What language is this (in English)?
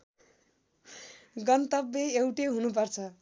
Nepali